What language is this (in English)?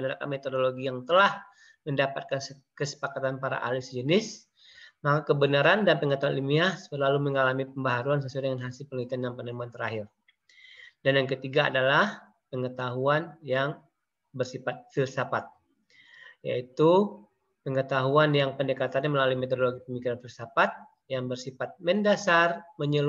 Indonesian